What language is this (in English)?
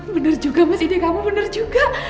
Indonesian